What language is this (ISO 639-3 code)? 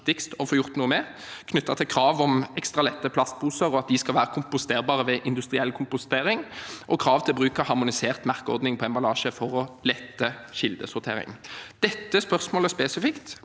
nor